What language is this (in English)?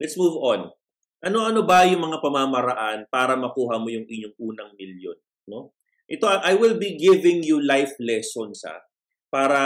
Filipino